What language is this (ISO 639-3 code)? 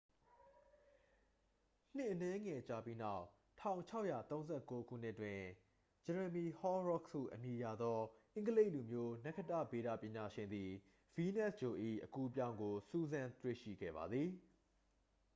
mya